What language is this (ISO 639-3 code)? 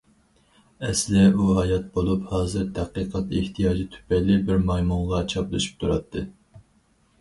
uig